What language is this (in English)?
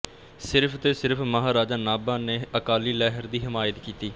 Punjabi